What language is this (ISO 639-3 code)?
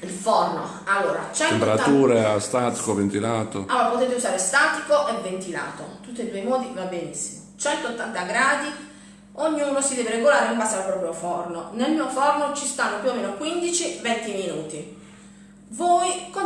ita